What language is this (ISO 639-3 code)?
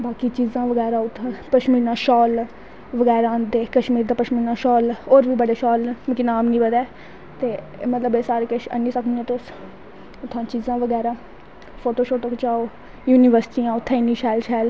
doi